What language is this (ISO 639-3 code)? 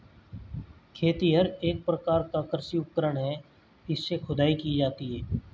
hin